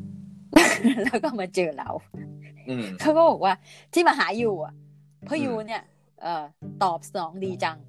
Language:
Thai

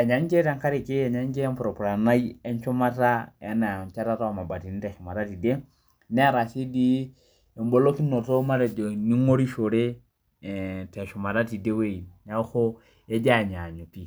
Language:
Masai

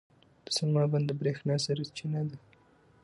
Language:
Pashto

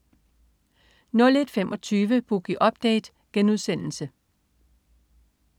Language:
Danish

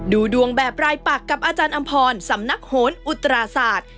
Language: Thai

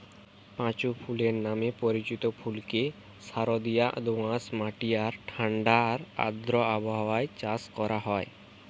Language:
Bangla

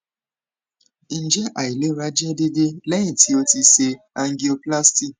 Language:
Yoruba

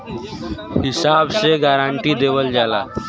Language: Bhojpuri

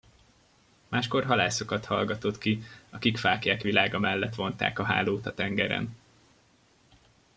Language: Hungarian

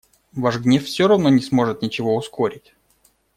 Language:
Russian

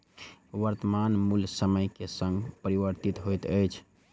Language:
Maithili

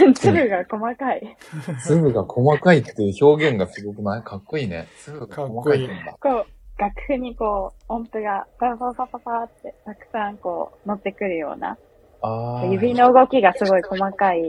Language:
Japanese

